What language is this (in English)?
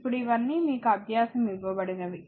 Telugu